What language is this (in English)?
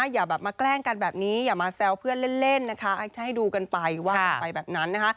Thai